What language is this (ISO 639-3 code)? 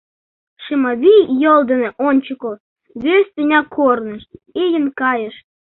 chm